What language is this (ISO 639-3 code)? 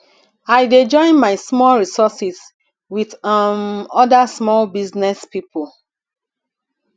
pcm